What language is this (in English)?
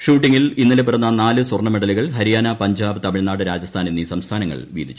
Malayalam